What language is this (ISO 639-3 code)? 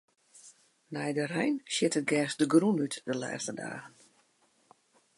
fry